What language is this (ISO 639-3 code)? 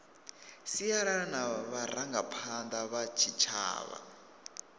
ven